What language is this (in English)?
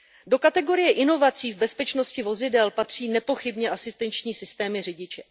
Czech